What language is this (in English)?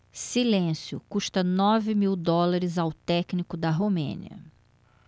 Portuguese